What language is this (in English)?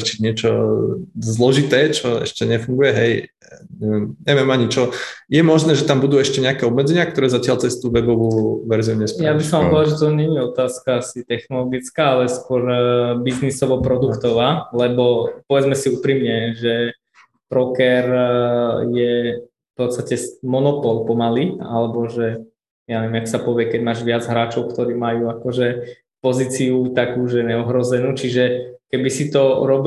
Slovak